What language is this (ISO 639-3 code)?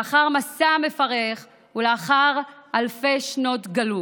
heb